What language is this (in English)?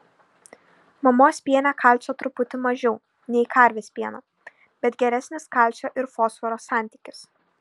Lithuanian